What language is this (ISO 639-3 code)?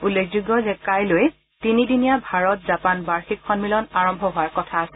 asm